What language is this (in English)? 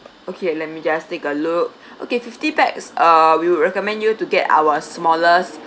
English